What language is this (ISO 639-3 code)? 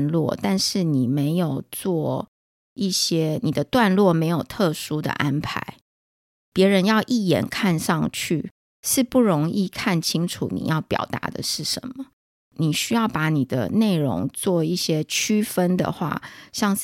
zho